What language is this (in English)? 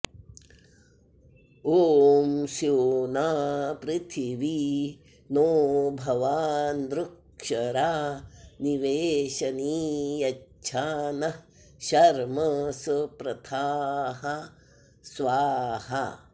Sanskrit